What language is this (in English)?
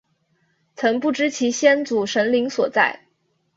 Chinese